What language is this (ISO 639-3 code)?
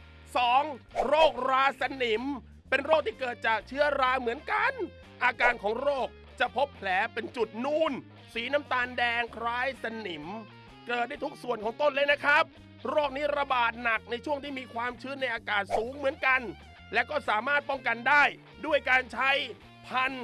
tha